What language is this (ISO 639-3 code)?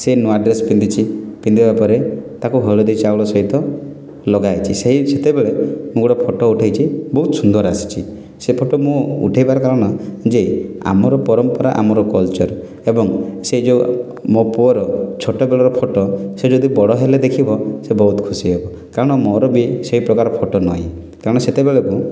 ori